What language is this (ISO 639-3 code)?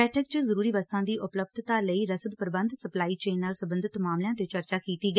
pan